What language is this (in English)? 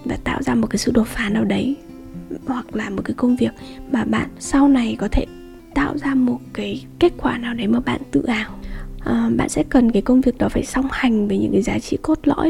Vietnamese